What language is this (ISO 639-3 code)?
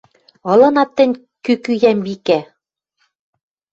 mrj